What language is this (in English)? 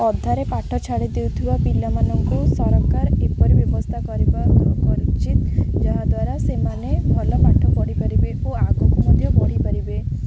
Odia